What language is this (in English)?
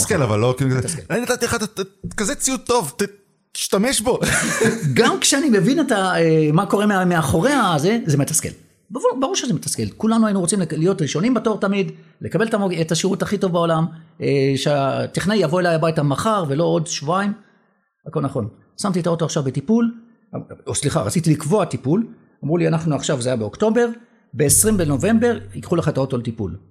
Hebrew